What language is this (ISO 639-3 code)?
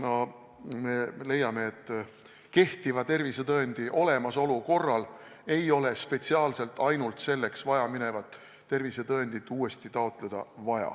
est